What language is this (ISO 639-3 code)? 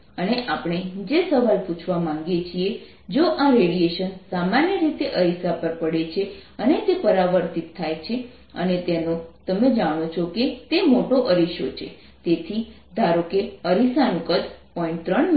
guj